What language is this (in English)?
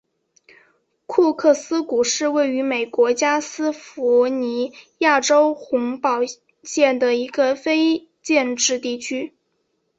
Chinese